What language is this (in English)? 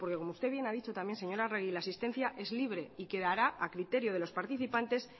Spanish